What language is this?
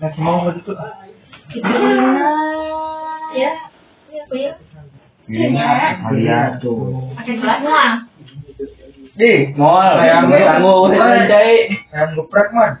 Indonesian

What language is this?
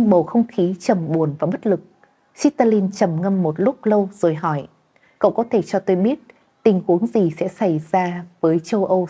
Vietnamese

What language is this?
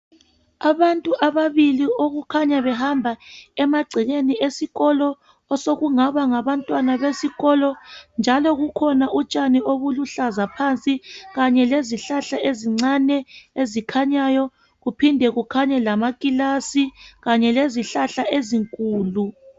North Ndebele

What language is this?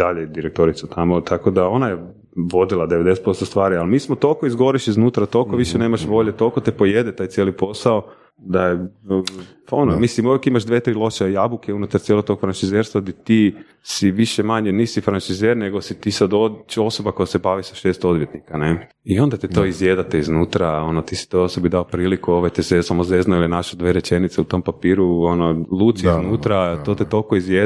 Croatian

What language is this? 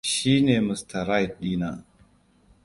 Hausa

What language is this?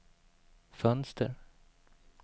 Swedish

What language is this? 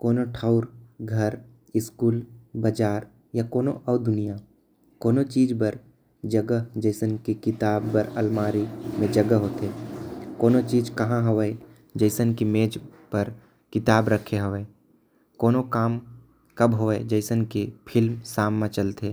Korwa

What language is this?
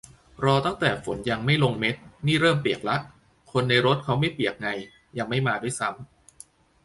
Thai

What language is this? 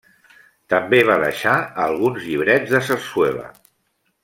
Catalan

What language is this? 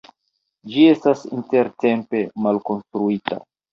Esperanto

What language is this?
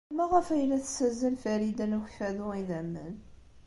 Kabyle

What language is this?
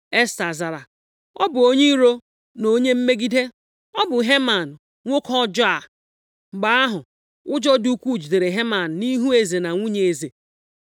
Igbo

